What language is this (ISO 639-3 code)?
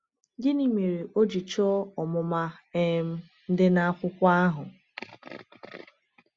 ibo